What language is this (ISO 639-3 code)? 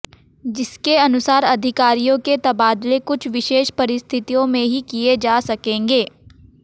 hin